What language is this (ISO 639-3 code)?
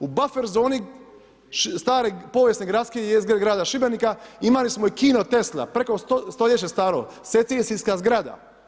hrv